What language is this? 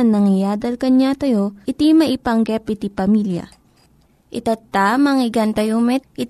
Filipino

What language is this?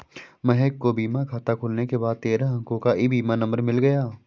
Hindi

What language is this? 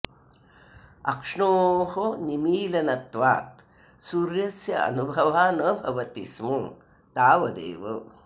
Sanskrit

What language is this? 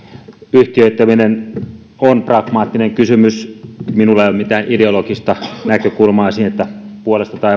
Finnish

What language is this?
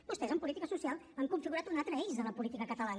Catalan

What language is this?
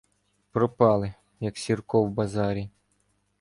Ukrainian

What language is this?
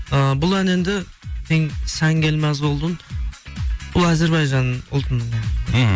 Kazakh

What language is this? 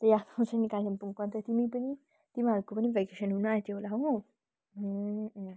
Nepali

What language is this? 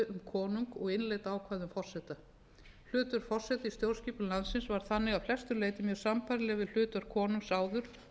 Icelandic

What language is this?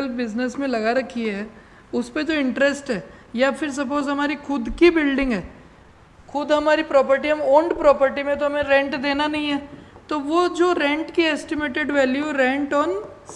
Hindi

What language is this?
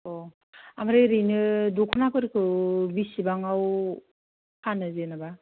Bodo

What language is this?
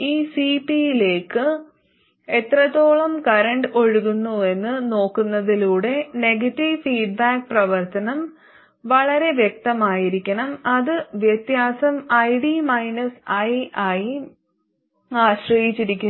Malayalam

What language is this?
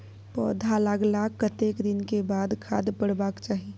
Maithili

